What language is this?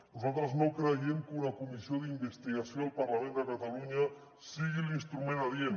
Catalan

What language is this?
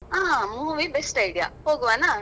Kannada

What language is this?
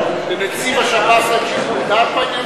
Hebrew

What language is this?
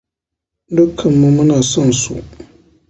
Hausa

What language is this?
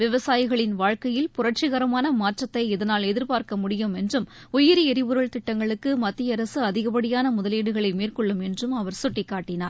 Tamil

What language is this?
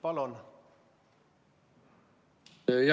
Estonian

